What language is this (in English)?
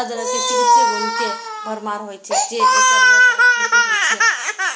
Maithili